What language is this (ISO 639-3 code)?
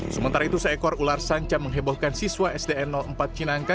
ind